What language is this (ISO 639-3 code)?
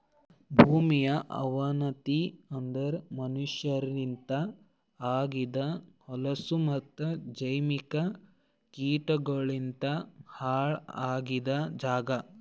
kan